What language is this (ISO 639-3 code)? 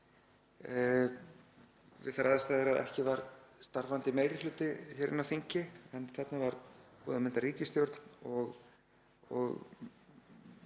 isl